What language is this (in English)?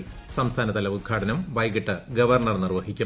Malayalam